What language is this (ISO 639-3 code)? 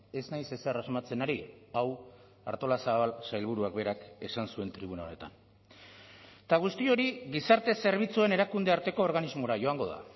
eus